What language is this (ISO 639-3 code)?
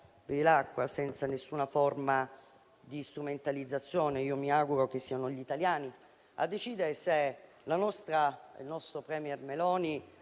ita